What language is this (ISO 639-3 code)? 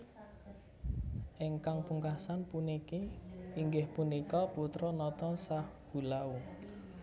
jav